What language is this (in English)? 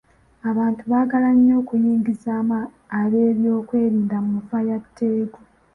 Ganda